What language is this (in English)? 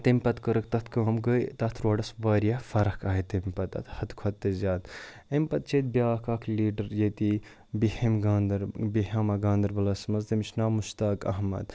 Kashmiri